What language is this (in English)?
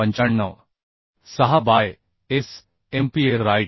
Marathi